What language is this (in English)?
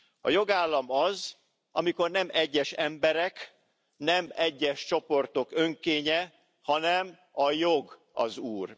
Hungarian